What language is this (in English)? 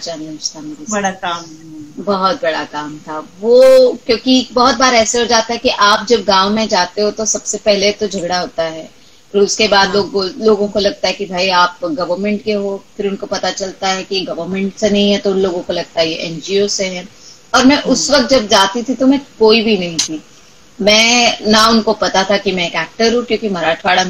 English